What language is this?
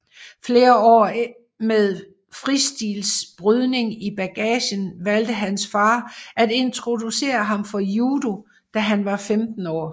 Danish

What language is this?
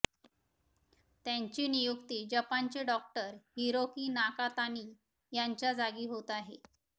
Marathi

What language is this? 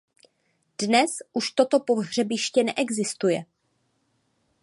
Czech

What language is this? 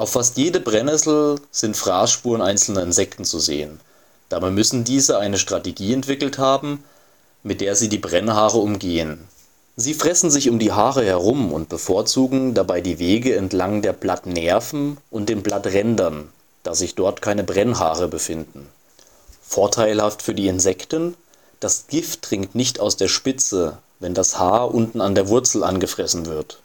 German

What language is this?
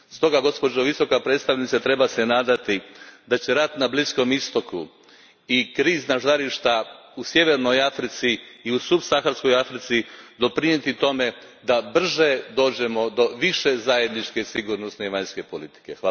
Croatian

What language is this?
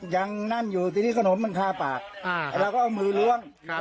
Thai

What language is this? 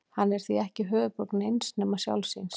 Icelandic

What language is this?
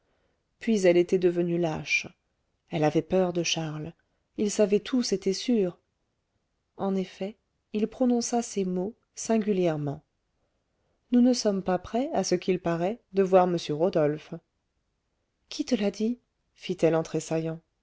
French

